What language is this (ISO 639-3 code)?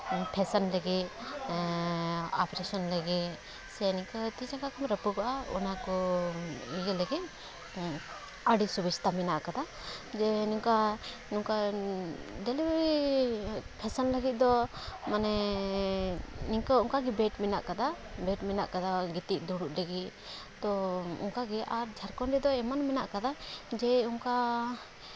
sat